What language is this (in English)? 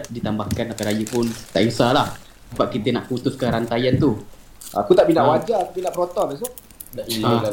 Malay